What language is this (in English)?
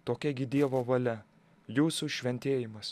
Lithuanian